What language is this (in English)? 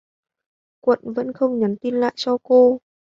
Vietnamese